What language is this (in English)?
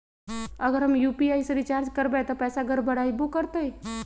Magahi